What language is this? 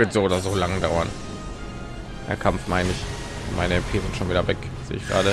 German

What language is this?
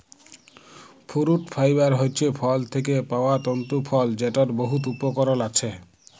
Bangla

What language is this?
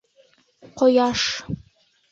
Bashkir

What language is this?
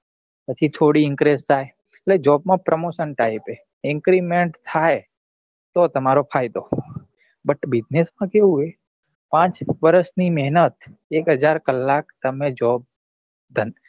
Gujarati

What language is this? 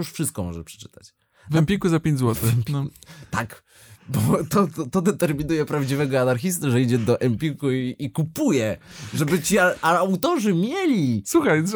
Polish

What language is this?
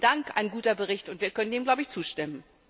German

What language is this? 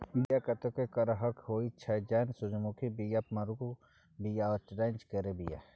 Maithili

